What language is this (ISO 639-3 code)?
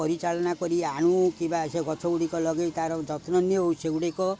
ori